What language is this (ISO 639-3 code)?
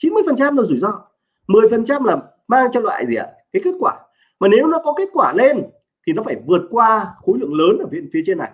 vie